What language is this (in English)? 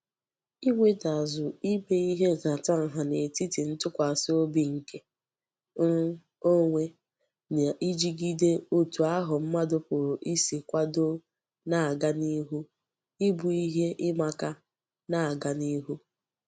Igbo